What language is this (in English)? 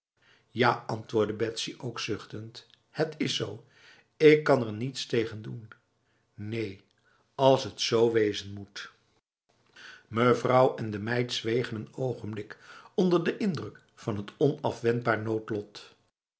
Dutch